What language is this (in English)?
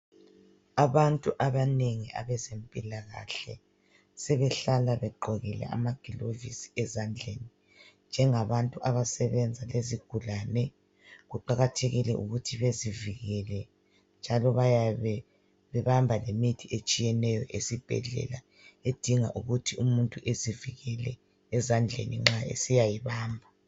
North Ndebele